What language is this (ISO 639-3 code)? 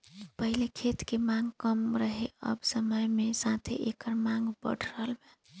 bho